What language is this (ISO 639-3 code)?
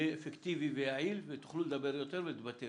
heb